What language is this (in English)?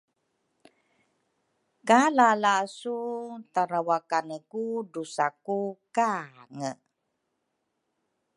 Rukai